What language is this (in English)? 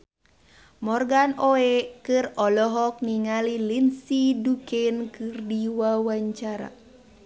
Sundanese